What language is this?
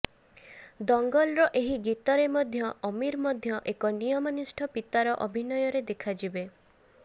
Odia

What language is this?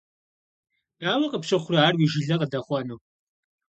Kabardian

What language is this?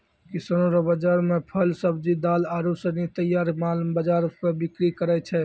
Maithili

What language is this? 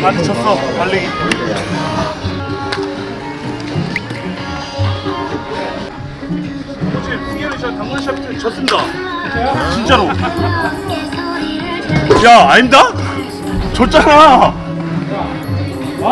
Korean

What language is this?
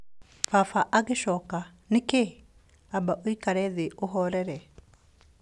Kikuyu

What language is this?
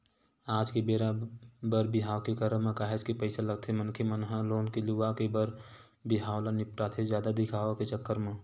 Chhattisgarhi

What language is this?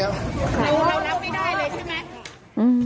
Thai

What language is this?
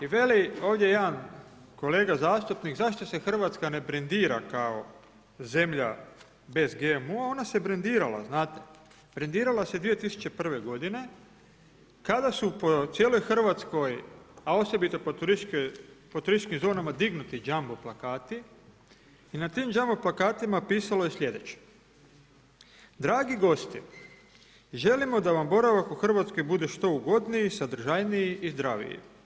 Croatian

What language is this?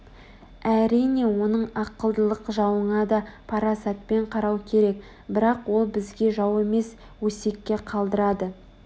Kazakh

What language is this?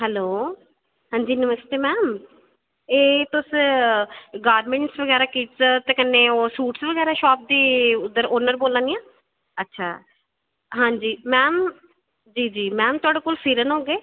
Dogri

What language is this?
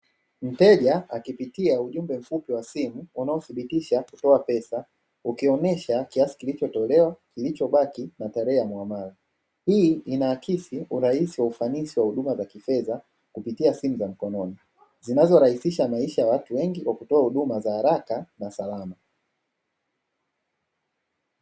Swahili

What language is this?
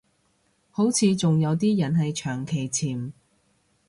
Cantonese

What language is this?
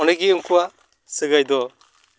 Santali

